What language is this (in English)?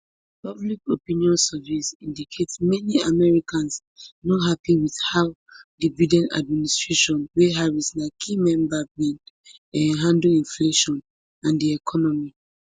Nigerian Pidgin